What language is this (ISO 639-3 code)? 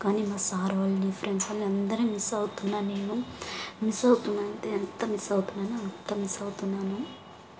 tel